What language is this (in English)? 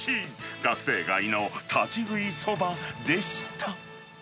Japanese